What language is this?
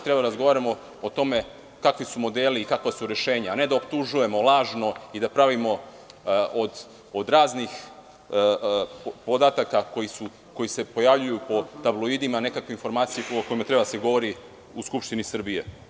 Serbian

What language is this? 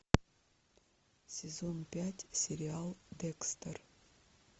Russian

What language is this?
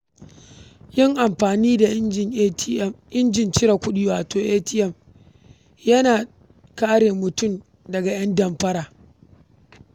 Hausa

